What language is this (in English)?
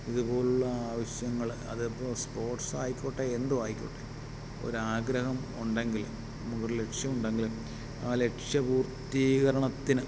Malayalam